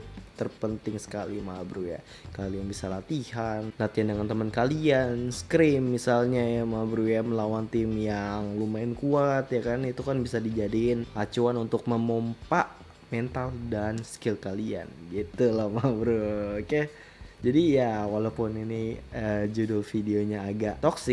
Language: Indonesian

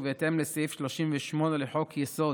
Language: Hebrew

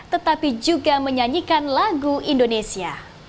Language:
Indonesian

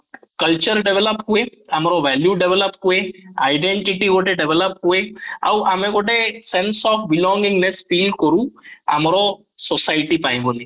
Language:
Odia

